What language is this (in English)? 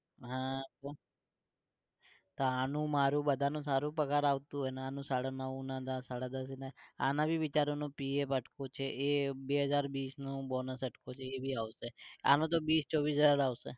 Gujarati